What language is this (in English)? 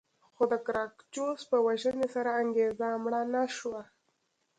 Pashto